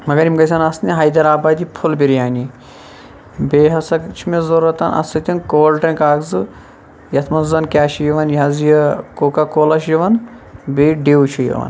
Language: Kashmiri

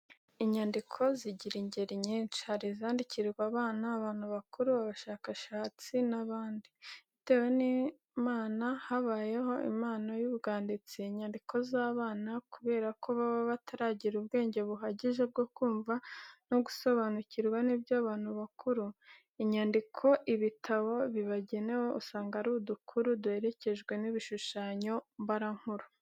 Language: Kinyarwanda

